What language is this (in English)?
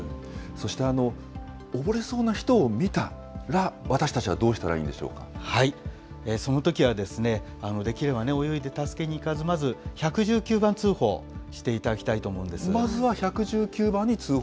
Japanese